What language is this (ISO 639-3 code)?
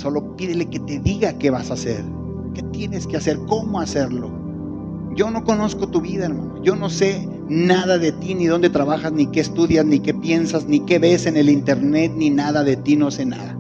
spa